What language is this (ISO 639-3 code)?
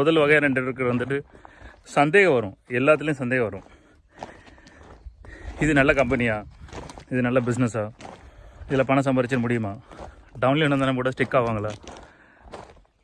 eng